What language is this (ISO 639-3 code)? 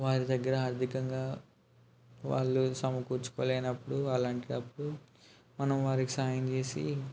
tel